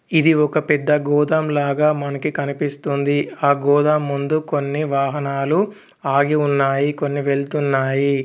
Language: Telugu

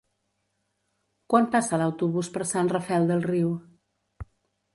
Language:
Catalan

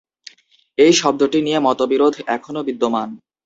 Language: Bangla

